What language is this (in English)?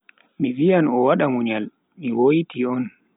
Bagirmi Fulfulde